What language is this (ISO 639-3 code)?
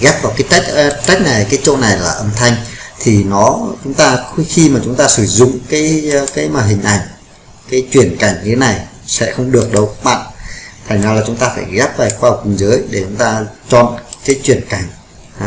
vie